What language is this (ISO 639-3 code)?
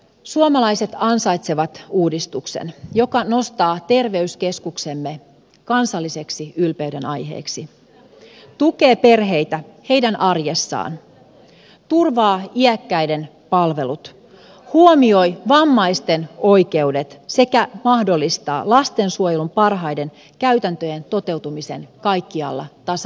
fin